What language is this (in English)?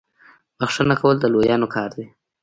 Pashto